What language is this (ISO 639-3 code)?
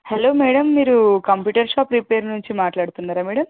tel